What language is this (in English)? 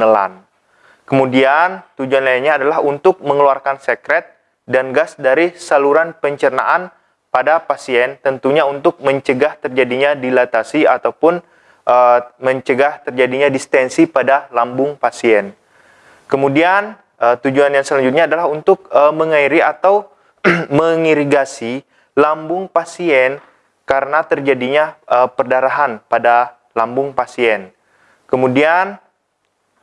Indonesian